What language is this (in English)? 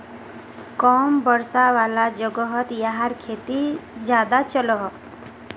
Magahi